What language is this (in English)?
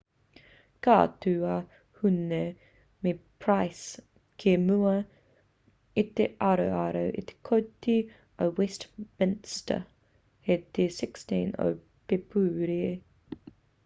Māori